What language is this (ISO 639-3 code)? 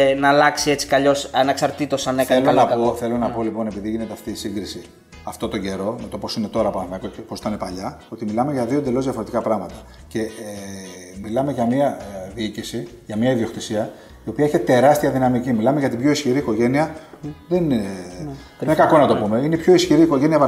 ell